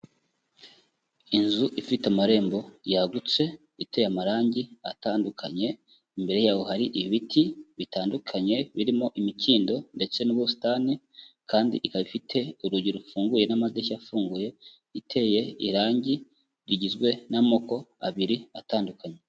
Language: Kinyarwanda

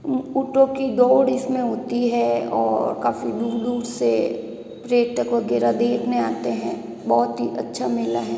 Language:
Hindi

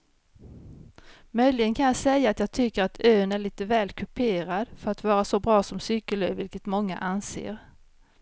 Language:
Swedish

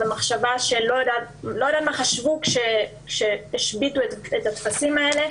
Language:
Hebrew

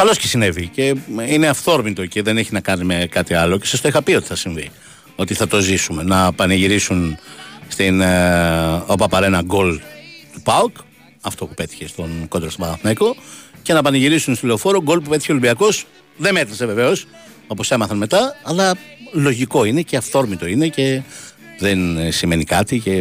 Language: Greek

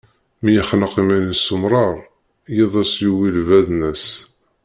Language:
Kabyle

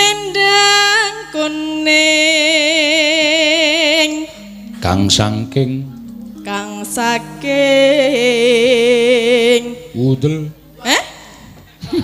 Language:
Indonesian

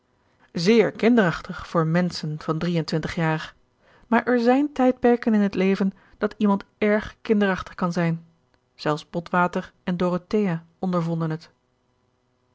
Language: Dutch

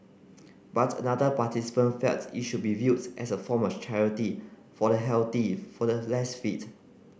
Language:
English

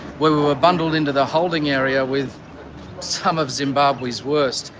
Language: English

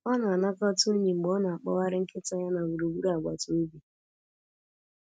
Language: Igbo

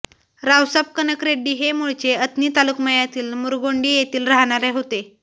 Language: Marathi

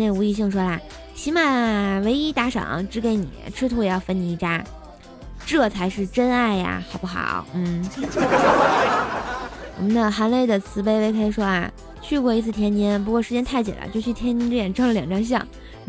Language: Chinese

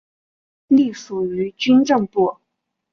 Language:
Chinese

